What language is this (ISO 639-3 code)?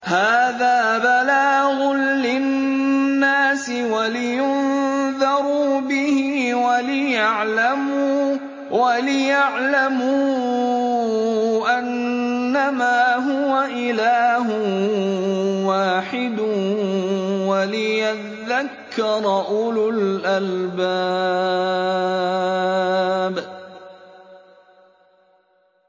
ara